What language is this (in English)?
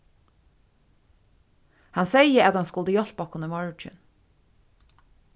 Faroese